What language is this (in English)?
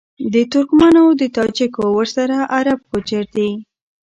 Pashto